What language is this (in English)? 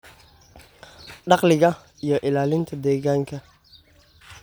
Somali